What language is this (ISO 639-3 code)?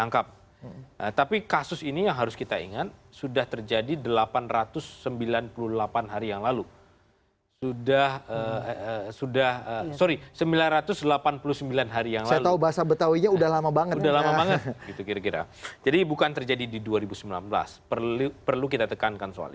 ind